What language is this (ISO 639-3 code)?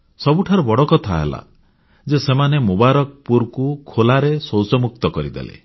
ori